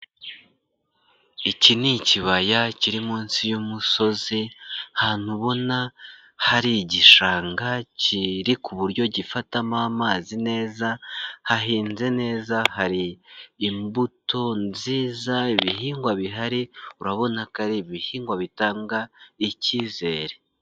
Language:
Kinyarwanda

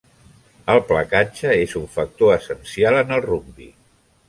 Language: Catalan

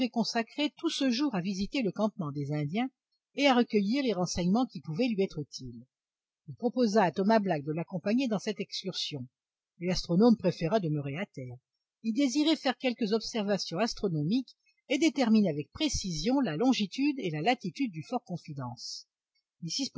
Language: French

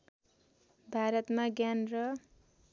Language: Nepali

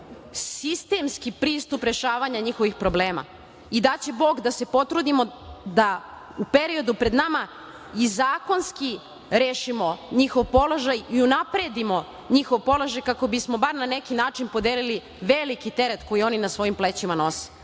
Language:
Serbian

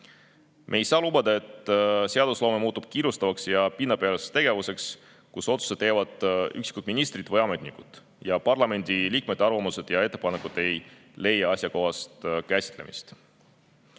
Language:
Estonian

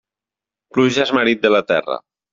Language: Catalan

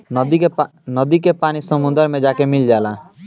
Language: Bhojpuri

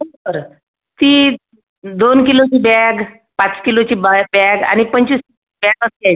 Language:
Marathi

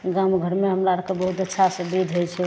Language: Maithili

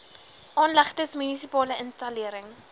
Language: Afrikaans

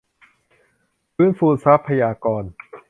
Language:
Thai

